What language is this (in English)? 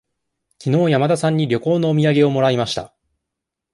Japanese